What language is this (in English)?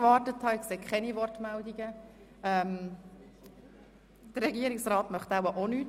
Swiss German